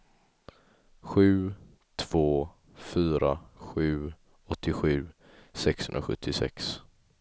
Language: Swedish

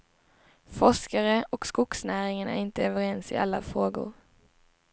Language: Swedish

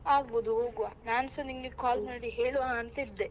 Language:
Kannada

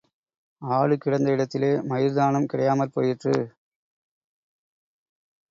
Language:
Tamil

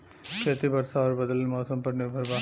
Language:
Bhojpuri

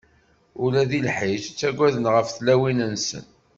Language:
Kabyle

